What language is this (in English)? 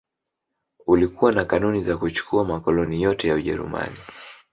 Swahili